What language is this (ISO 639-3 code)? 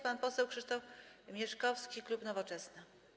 pol